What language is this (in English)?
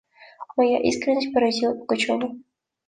Russian